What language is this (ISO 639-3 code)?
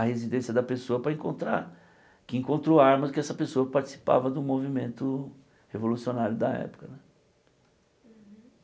por